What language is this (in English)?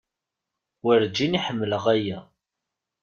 Kabyle